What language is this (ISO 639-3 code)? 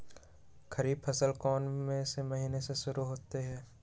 mag